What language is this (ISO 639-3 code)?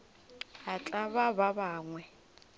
nso